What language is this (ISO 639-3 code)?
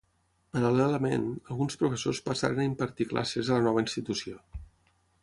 cat